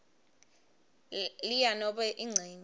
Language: Swati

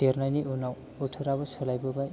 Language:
Bodo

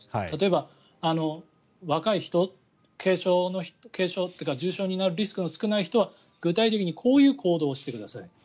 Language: Japanese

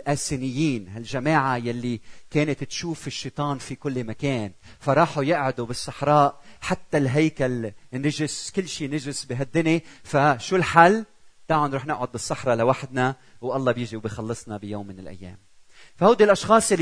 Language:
Arabic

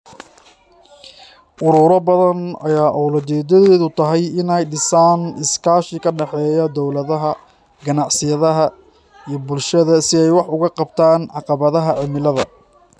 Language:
Somali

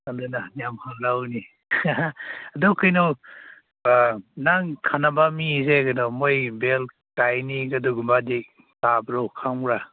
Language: Manipuri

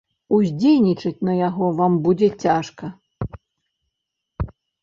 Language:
Belarusian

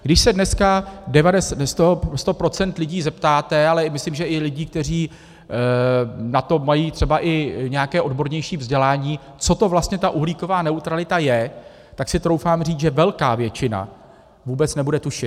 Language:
Czech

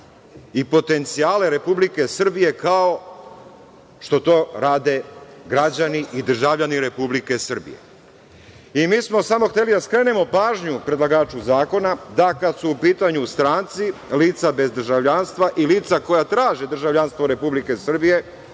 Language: Serbian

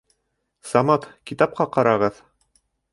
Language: Bashkir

